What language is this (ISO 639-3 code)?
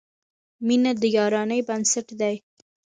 pus